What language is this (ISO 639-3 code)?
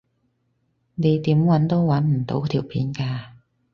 yue